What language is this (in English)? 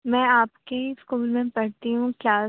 Urdu